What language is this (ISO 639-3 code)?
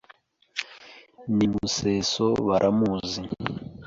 kin